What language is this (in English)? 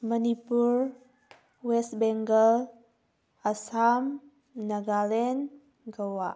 Manipuri